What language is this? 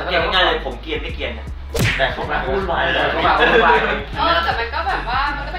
Thai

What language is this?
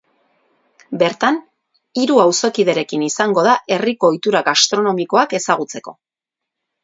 Basque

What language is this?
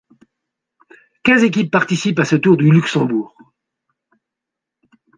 French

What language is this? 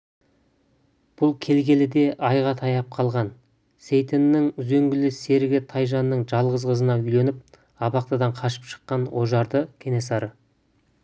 Kazakh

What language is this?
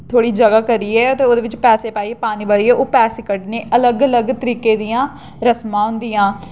Dogri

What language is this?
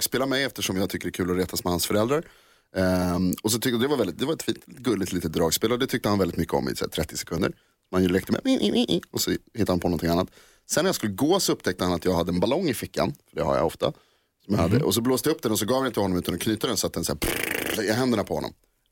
Swedish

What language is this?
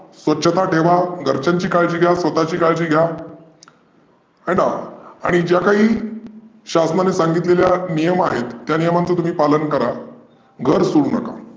Marathi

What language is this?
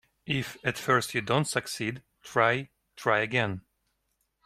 English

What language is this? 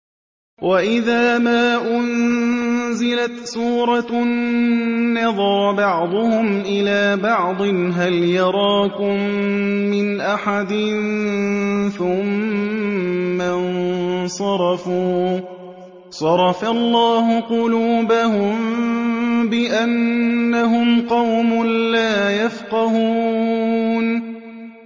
Arabic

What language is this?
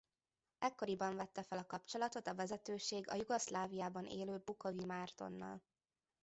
Hungarian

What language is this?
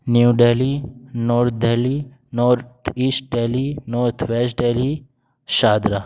Urdu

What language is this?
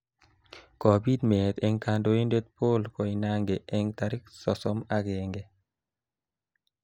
Kalenjin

